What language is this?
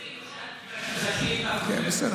Hebrew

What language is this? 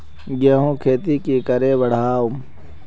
Magahi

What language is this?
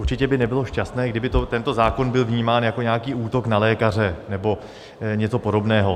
Czech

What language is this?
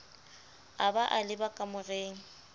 Southern Sotho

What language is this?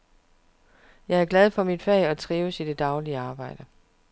Danish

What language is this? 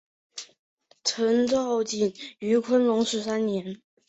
Chinese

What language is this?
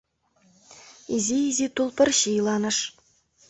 Mari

